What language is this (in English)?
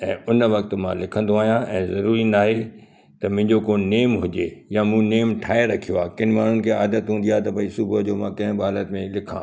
Sindhi